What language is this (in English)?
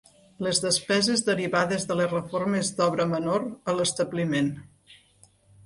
Catalan